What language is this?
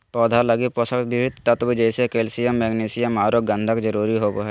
Magahi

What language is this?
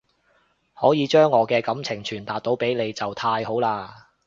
Cantonese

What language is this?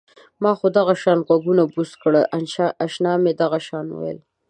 Pashto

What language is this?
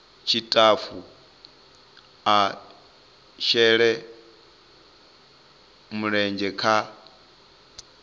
Venda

